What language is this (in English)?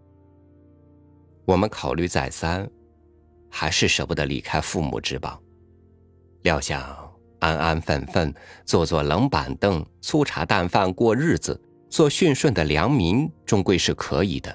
Chinese